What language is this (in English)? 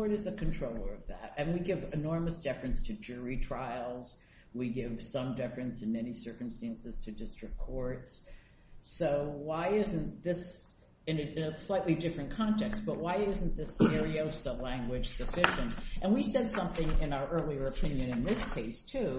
English